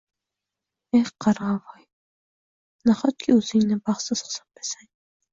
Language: Uzbek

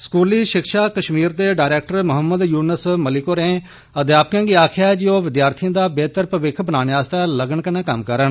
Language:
Dogri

